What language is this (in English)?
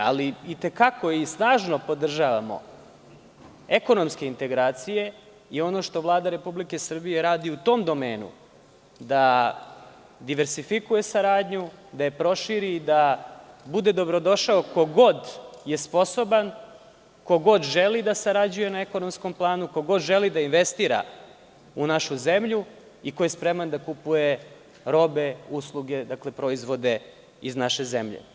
Serbian